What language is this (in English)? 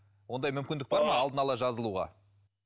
Kazakh